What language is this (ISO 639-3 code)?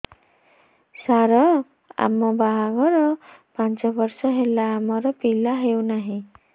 ori